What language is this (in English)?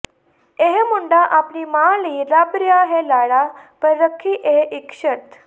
Punjabi